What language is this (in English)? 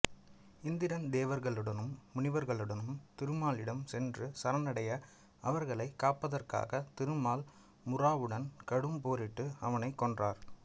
Tamil